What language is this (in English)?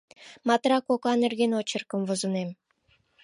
Mari